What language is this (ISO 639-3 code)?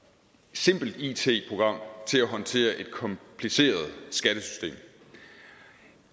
dan